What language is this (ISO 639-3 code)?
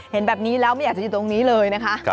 tha